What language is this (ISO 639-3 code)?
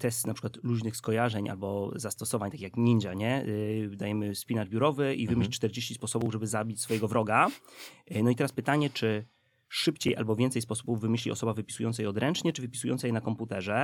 pol